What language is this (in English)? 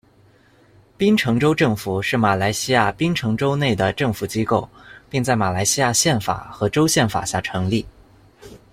Chinese